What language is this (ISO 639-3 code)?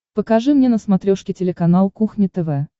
rus